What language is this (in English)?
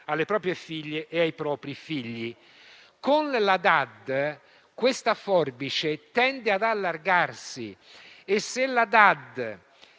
Italian